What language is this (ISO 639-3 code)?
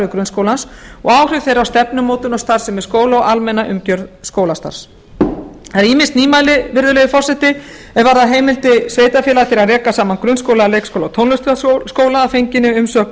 isl